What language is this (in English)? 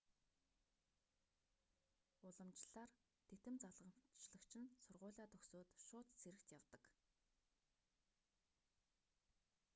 Mongolian